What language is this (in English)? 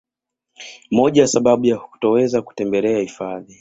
Swahili